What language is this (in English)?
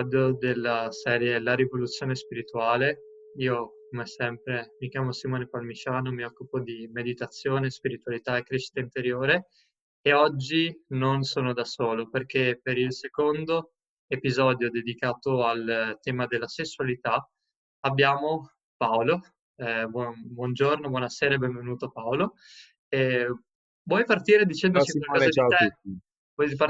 Italian